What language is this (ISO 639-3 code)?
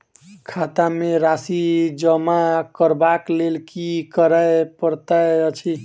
mai